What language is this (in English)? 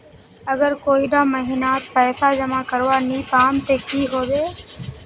Magahi